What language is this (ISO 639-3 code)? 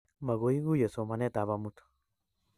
kln